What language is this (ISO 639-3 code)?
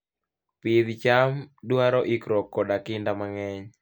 luo